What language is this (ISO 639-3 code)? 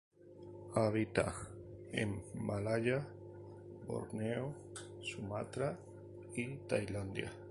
spa